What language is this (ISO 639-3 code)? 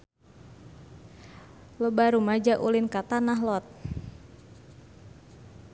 sun